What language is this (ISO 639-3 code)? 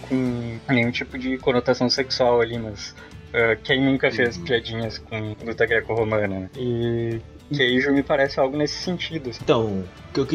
por